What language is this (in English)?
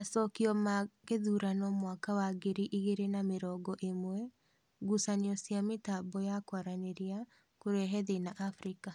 Kikuyu